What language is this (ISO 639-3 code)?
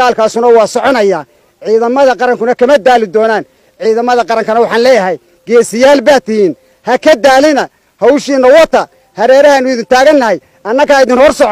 ara